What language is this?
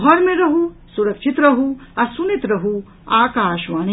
Maithili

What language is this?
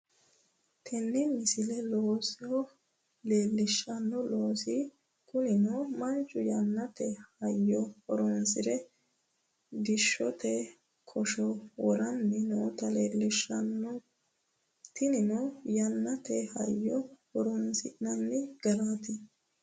Sidamo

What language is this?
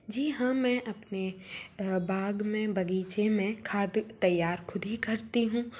Hindi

